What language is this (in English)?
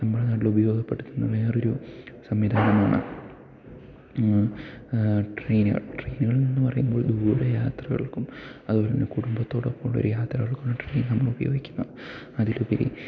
Malayalam